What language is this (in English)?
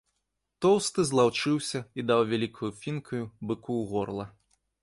Belarusian